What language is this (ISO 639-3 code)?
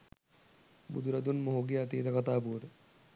sin